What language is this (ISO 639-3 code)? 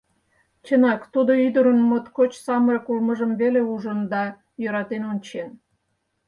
chm